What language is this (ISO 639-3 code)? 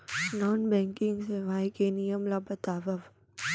hne